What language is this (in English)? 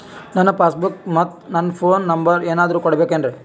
Kannada